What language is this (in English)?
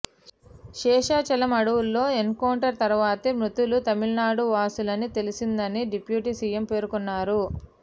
Telugu